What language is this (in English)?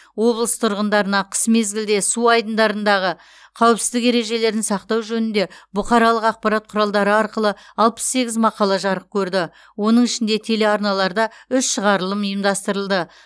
Kazakh